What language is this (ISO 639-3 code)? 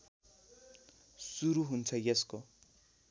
nep